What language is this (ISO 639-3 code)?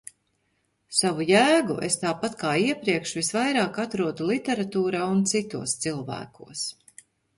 lav